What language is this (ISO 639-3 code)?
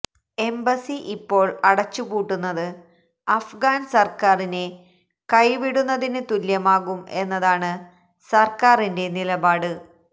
mal